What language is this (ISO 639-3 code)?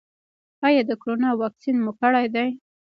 pus